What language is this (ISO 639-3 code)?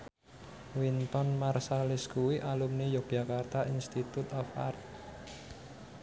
jav